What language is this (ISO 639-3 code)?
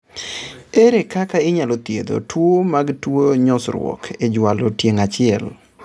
luo